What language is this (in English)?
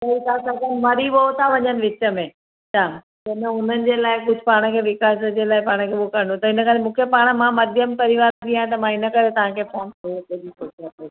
Sindhi